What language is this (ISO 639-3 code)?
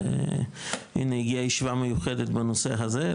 heb